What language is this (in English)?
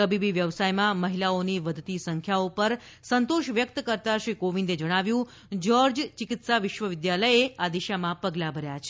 Gujarati